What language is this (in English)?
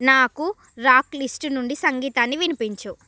Telugu